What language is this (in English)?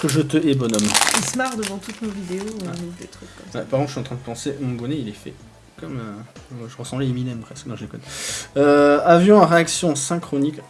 French